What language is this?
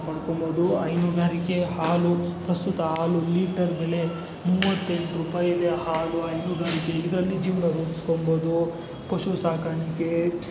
Kannada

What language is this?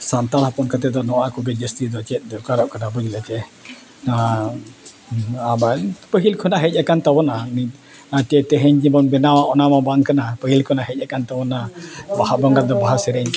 Santali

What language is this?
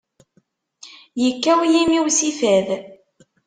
Kabyle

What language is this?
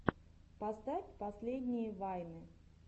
Russian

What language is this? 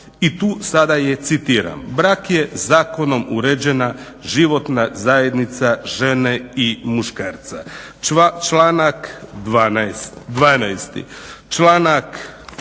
Croatian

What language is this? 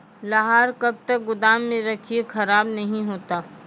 Maithili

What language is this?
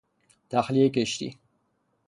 Persian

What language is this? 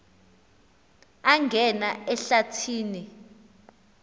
Xhosa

